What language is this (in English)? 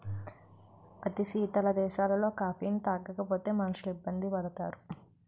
Telugu